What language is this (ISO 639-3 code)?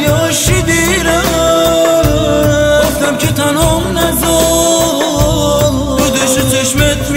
fas